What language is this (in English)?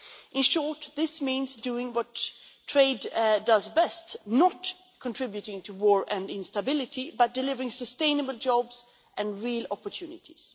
English